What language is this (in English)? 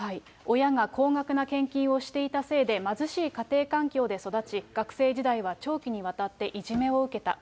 Japanese